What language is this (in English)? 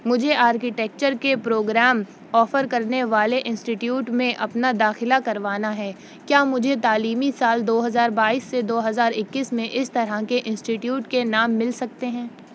Urdu